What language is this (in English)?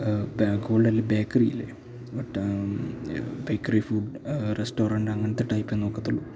Malayalam